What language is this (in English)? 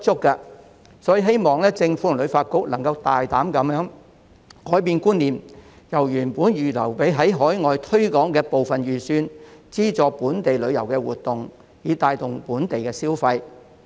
Cantonese